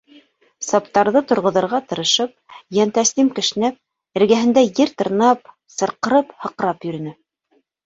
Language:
Bashkir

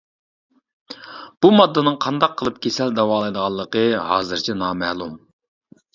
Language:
Uyghur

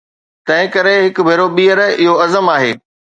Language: Sindhi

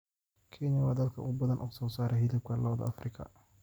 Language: Somali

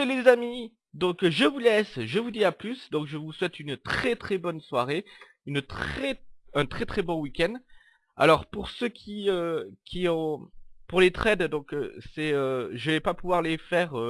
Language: French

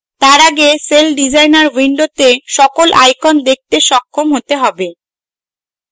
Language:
Bangla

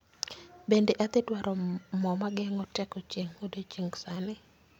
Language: Luo (Kenya and Tanzania)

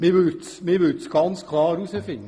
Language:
Swiss German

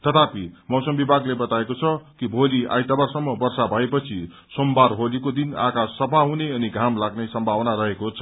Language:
Nepali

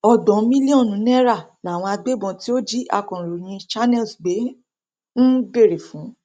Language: Yoruba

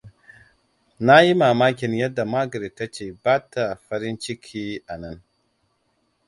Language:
Hausa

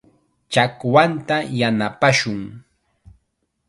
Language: Chiquián Ancash Quechua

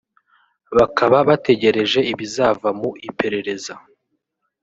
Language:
Kinyarwanda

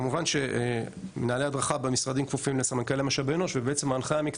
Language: Hebrew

